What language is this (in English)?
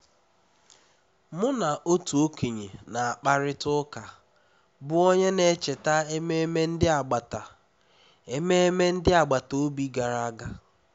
Igbo